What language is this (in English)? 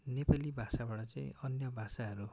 Nepali